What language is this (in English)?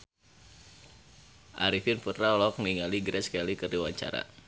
Sundanese